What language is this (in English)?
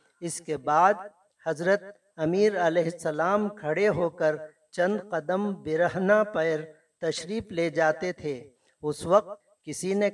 Urdu